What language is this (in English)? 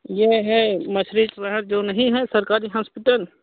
Hindi